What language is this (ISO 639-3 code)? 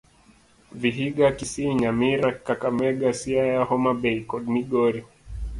luo